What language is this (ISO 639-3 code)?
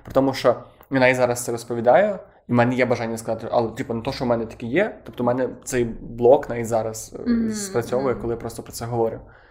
ukr